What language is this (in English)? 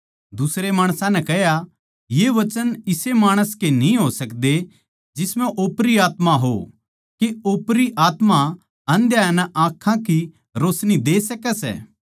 Haryanvi